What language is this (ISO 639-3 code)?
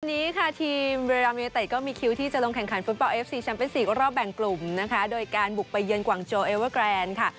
tha